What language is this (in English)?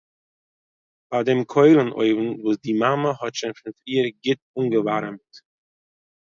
Yiddish